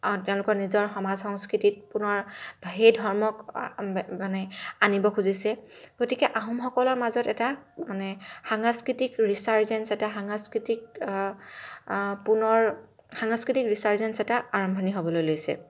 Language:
Assamese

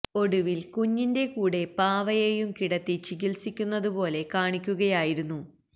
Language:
Malayalam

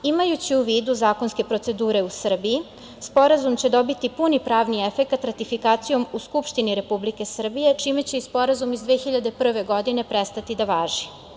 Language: Serbian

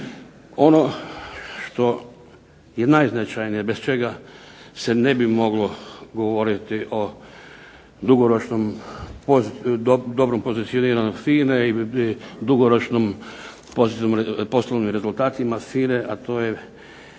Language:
Croatian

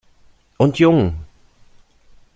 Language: German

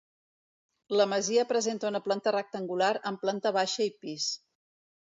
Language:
Catalan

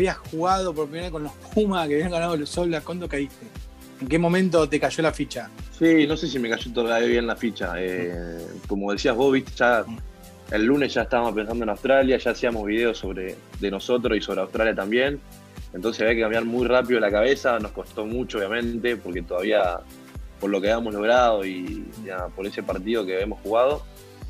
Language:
Spanish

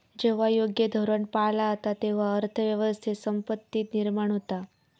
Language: Marathi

